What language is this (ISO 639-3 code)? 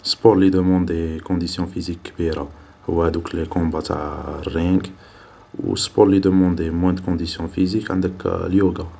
arq